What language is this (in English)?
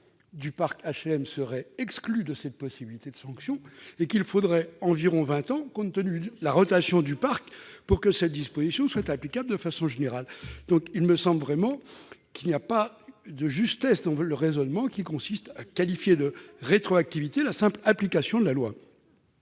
French